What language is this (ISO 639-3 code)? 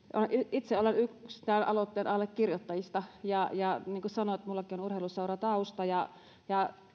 fin